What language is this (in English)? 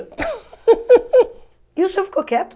Portuguese